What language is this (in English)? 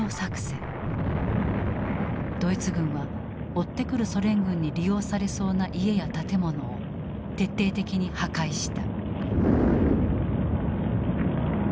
Japanese